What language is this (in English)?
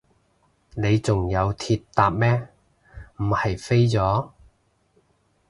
Cantonese